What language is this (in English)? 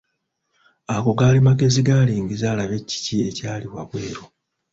Ganda